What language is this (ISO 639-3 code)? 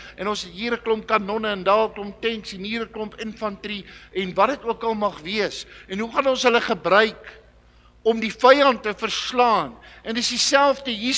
nld